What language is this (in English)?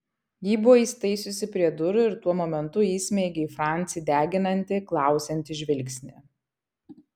Lithuanian